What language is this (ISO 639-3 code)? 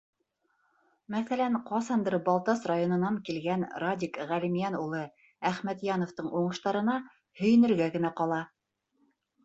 bak